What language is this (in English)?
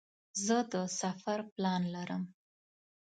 Pashto